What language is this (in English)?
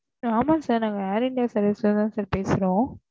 Tamil